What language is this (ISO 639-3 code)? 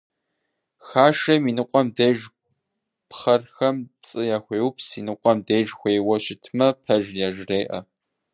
kbd